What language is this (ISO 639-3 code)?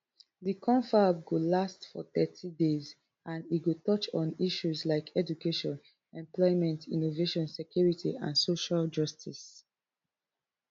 pcm